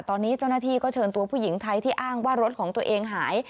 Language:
Thai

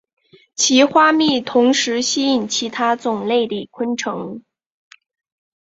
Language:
Chinese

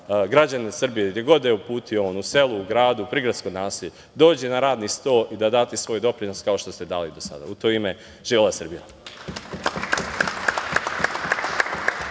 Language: Serbian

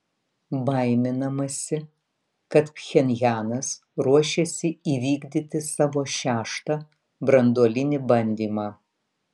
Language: Lithuanian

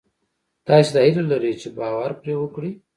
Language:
Pashto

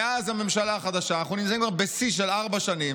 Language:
Hebrew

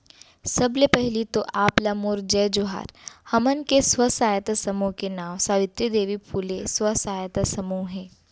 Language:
Chhattisgarhi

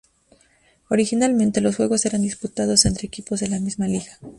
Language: Spanish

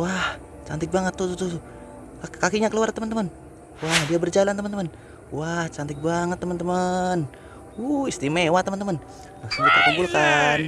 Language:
Indonesian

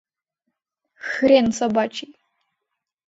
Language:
Mari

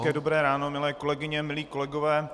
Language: Czech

